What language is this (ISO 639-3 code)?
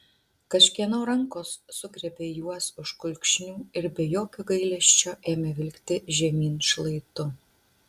lit